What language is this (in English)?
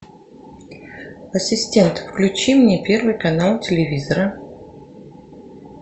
Russian